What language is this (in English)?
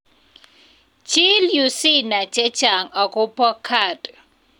Kalenjin